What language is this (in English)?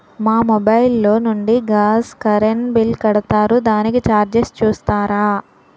Telugu